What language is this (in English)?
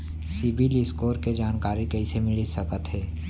Chhattisgarhi